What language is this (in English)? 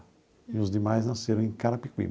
Portuguese